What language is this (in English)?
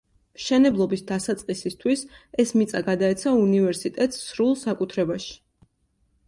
Georgian